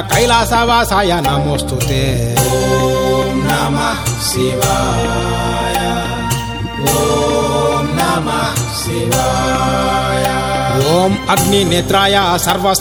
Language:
Telugu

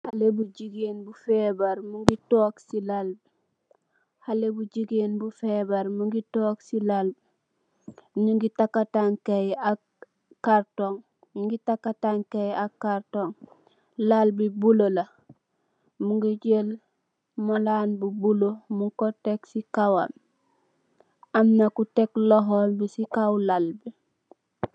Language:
Wolof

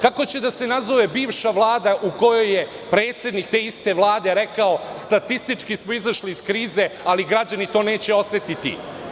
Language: Serbian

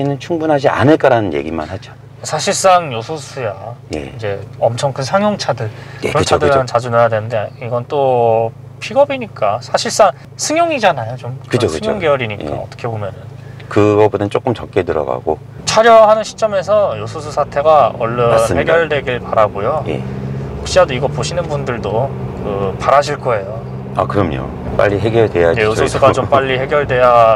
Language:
Korean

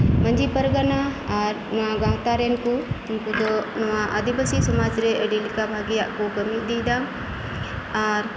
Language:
Santali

